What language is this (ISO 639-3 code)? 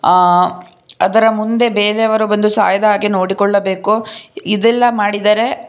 kan